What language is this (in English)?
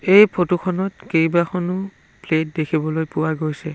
Assamese